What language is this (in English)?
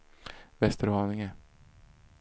Swedish